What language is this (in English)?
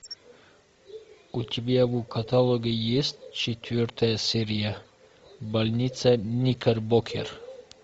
Russian